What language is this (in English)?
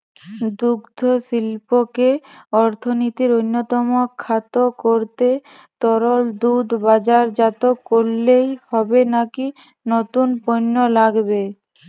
Bangla